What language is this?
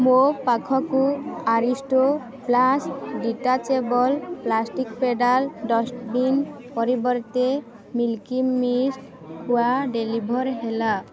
Odia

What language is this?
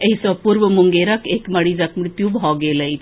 Maithili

